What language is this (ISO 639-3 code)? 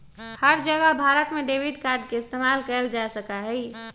mag